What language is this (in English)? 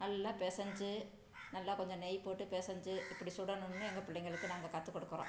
Tamil